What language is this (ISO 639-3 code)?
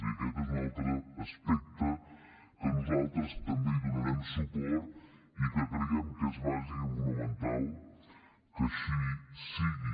cat